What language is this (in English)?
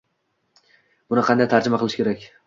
Uzbek